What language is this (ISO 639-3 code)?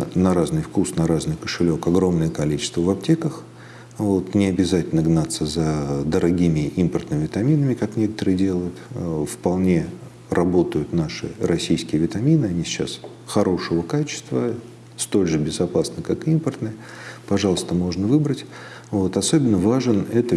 rus